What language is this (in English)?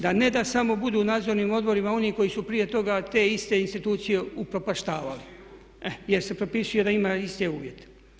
Croatian